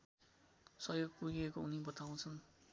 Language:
Nepali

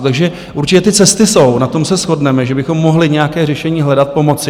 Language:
Czech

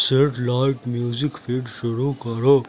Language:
Urdu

